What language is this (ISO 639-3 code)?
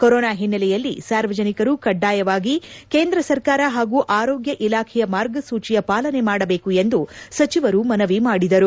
kan